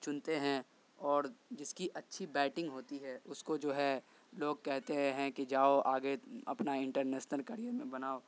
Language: Urdu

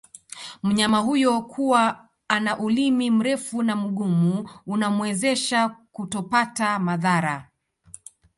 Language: Swahili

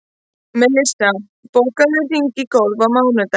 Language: Icelandic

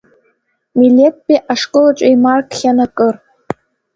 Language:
Abkhazian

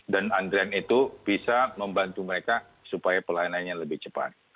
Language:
Indonesian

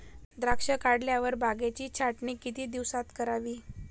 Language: Marathi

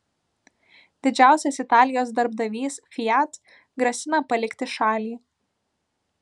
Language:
Lithuanian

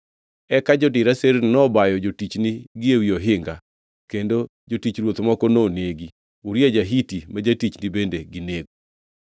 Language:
Luo (Kenya and Tanzania)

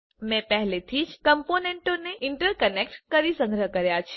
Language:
Gujarati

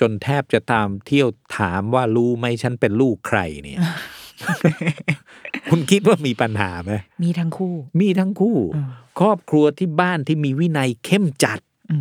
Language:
Thai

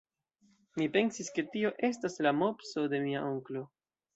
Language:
Esperanto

